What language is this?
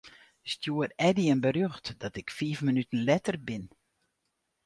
Western Frisian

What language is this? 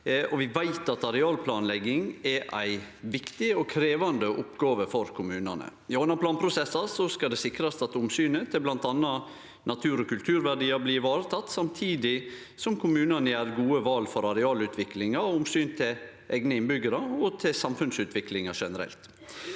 Norwegian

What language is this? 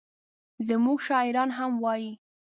Pashto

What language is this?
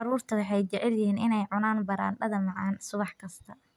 Somali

